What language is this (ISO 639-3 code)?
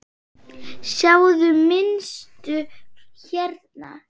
isl